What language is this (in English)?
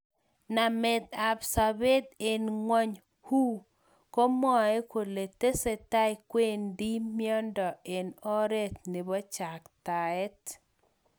Kalenjin